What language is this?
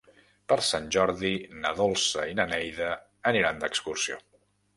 Catalan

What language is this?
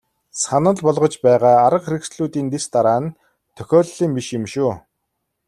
Mongolian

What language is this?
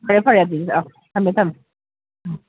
Manipuri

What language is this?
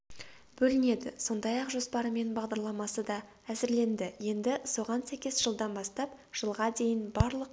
Kazakh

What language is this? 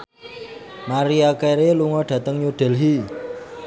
Javanese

